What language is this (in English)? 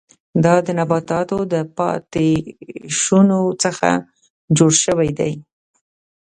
Pashto